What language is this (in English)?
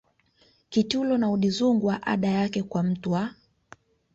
Swahili